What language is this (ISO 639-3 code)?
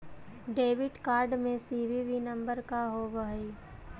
mag